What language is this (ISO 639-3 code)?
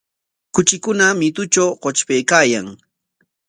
qwa